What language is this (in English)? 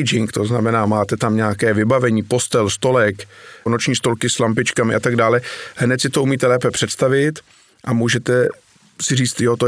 Czech